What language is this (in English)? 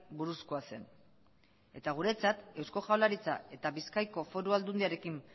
Basque